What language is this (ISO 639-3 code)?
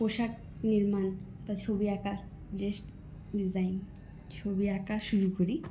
ben